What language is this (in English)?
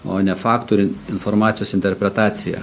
Lithuanian